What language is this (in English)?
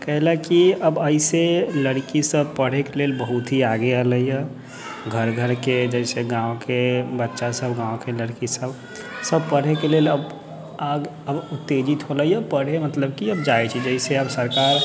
Maithili